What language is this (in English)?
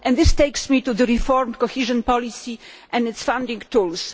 English